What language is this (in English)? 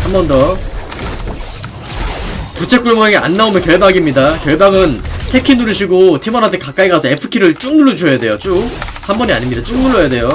Korean